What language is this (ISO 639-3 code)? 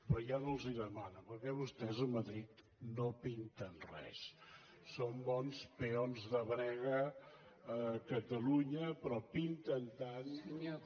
cat